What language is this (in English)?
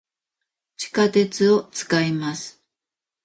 Japanese